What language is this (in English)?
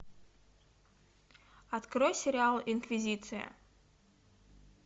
Russian